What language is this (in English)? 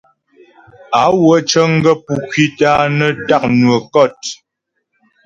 Ghomala